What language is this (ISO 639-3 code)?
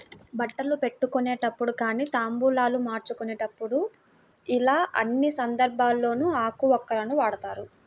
tel